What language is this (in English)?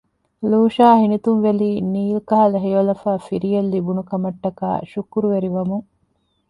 Divehi